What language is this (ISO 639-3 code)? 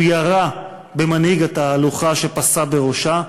heb